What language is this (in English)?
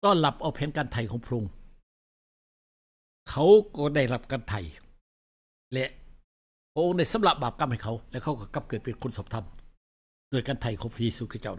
Thai